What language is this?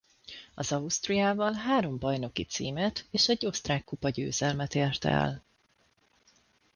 Hungarian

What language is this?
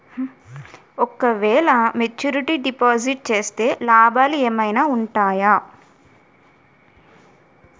Telugu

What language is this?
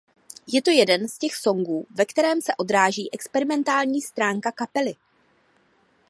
Czech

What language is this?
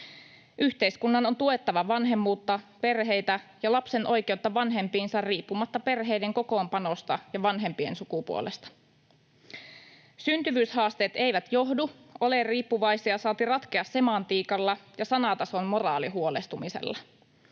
Finnish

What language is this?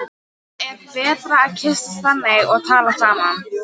Icelandic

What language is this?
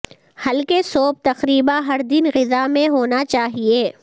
Urdu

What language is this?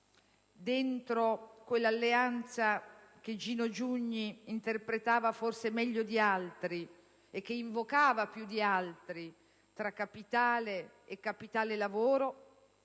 Italian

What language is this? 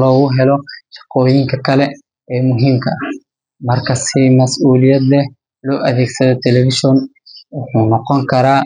Somali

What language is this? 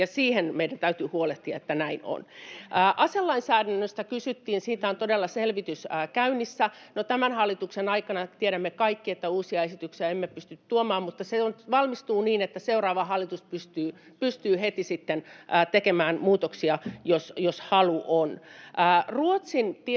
Finnish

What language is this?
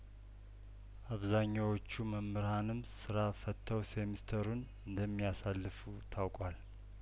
Amharic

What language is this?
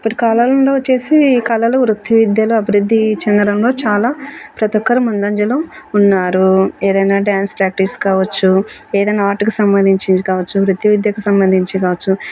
Telugu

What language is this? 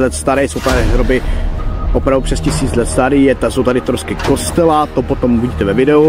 Czech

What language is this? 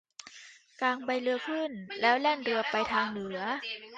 Thai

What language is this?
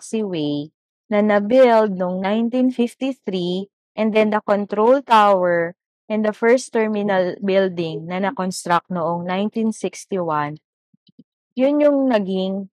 Filipino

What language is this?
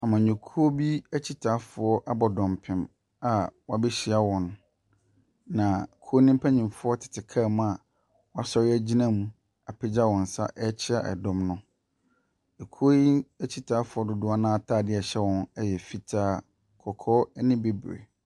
Akan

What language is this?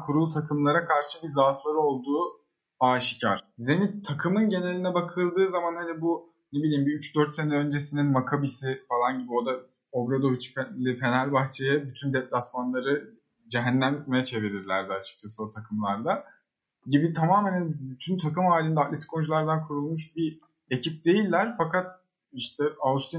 Turkish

